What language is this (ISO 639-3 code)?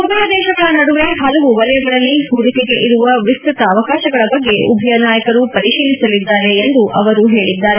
kan